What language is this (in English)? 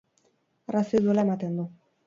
Basque